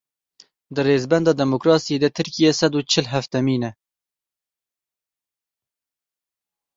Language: Kurdish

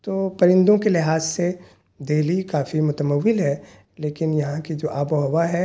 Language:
Urdu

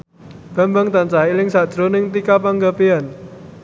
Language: Javanese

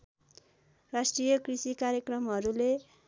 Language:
Nepali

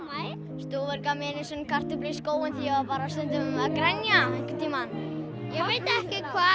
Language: Icelandic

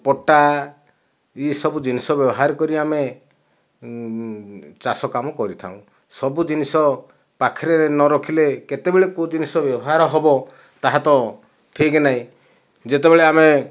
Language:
Odia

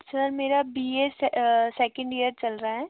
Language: Hindi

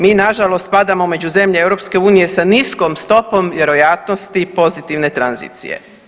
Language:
Croatian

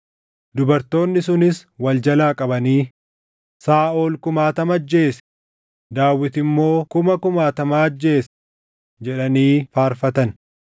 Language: Oromo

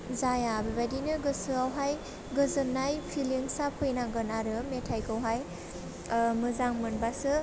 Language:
Bodo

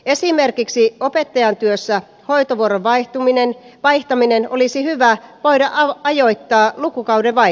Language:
Finnish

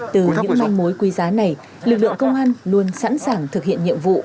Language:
Vietnamese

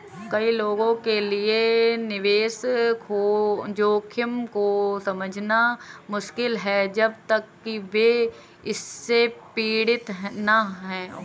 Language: Hindi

